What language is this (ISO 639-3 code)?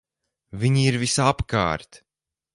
lav